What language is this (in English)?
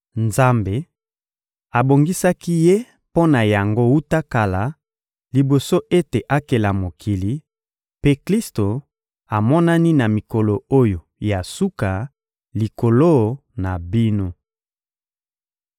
Lingala